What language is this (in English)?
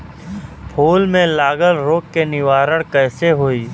Bhojpuri